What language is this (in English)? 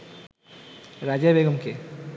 Bangla